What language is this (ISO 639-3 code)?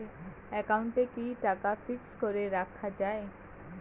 ben